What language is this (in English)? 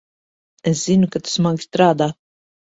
Latvian